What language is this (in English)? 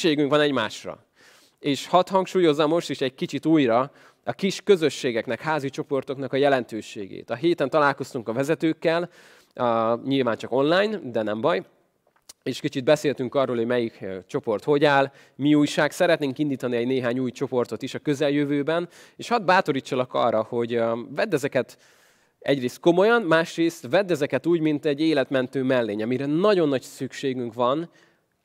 Hungarian